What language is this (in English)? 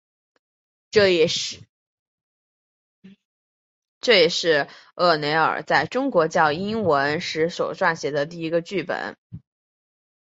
Chinese